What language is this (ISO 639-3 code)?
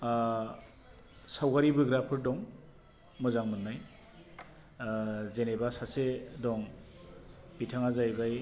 brx